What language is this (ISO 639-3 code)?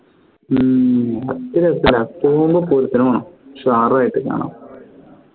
mal